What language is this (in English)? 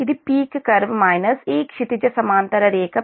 Telugu